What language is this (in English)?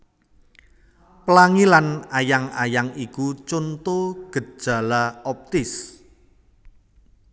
Javanese